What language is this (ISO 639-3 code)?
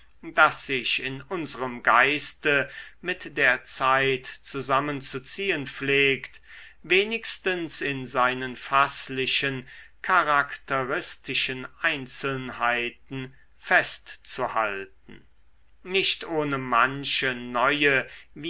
deu